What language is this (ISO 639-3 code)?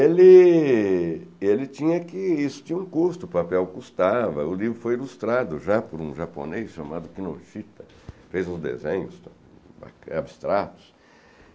por